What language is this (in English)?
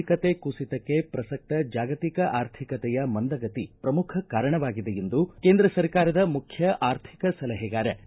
Kannada